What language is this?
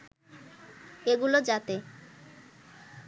Bangla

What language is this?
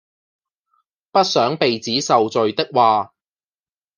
Cantonese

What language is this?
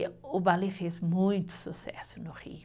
Portuguese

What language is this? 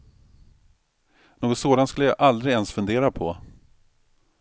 Swedish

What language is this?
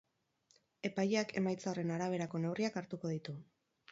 Basque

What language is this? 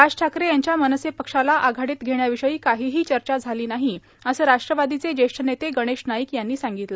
Marathi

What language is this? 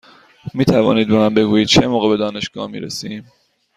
Persian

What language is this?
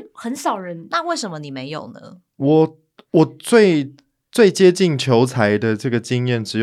Chinese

